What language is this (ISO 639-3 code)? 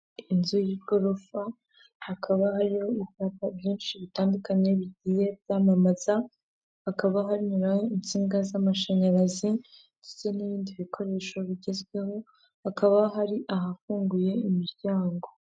kin